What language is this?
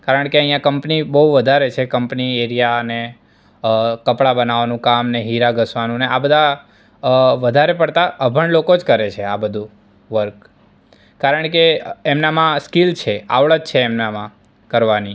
Gujarati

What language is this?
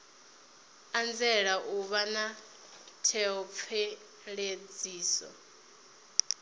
Venda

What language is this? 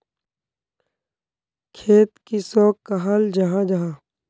Magahi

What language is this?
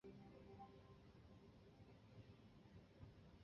Chinese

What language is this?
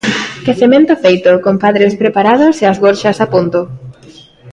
Galician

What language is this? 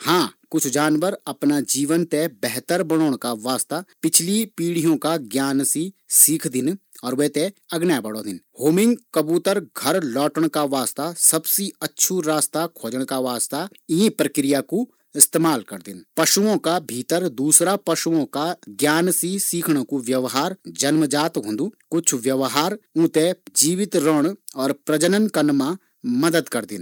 Garhwali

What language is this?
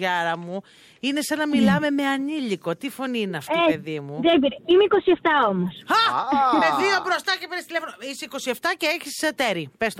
Greek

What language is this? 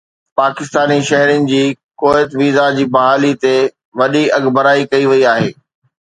Sindhi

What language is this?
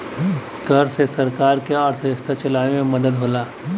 Bhojpuri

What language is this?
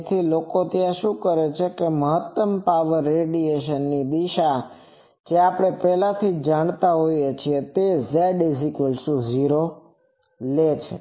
Gujarati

